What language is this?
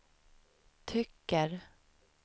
Swedish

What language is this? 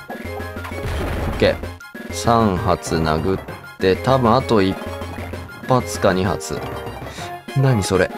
Japanese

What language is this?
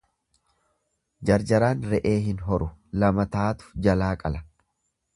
Oromo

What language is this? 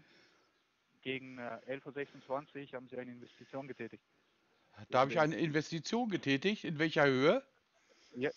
German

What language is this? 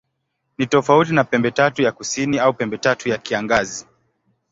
Swahili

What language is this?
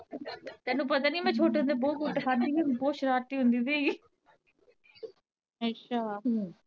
Punjabi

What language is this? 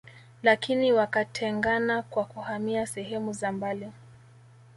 Swahili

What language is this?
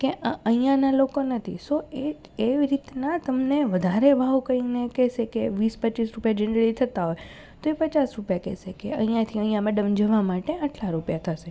Gujarati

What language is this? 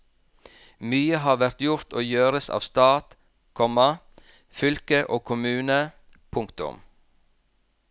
Norwegian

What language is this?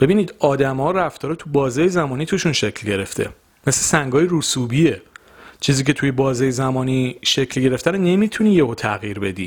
Persian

